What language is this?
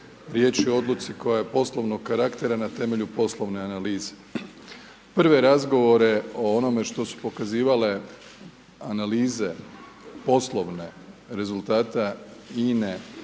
Croatian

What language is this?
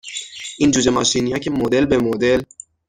Persian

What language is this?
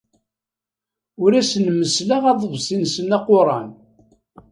Kabyle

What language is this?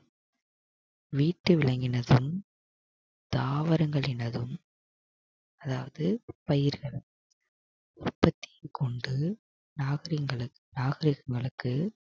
Tamil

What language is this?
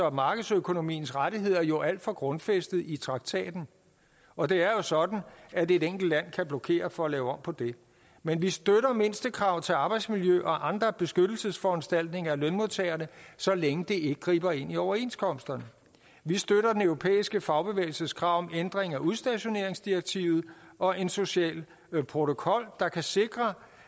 Danish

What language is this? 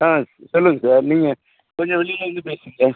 Tamil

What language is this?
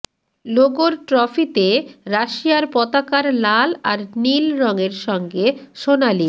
Bangla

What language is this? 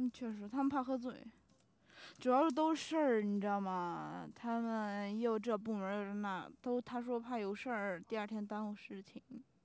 Chinese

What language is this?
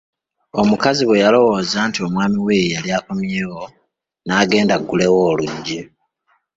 Ganda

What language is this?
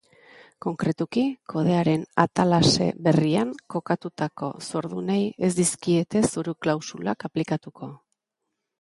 Basque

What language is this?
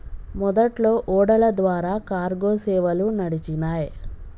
Telugu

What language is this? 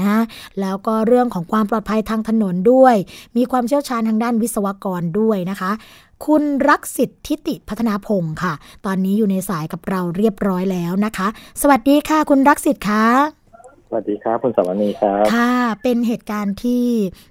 Thai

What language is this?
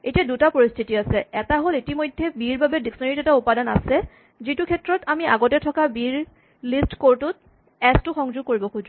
Assamese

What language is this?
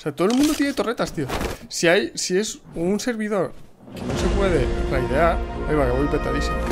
Spanish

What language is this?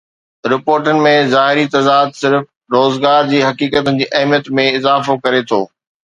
Sindhi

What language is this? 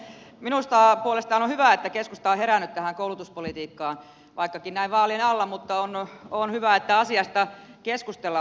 Finnish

